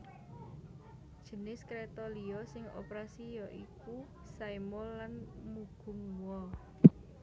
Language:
Javanese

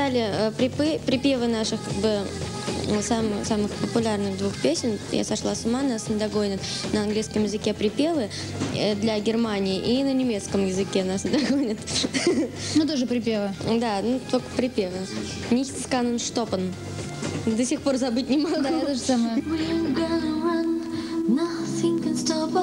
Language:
Russian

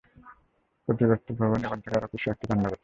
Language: Bangla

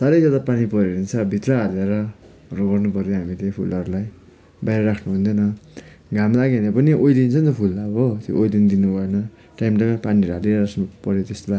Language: Nepali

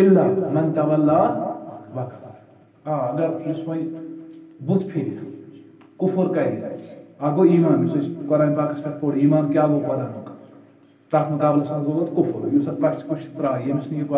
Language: Turkish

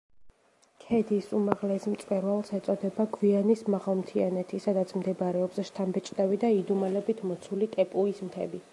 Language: Georgian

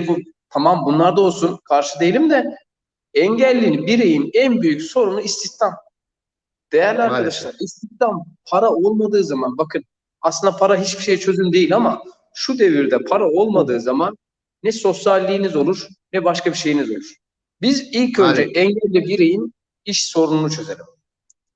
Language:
Turkish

